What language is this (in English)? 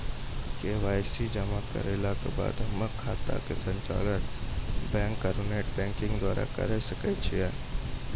Maithili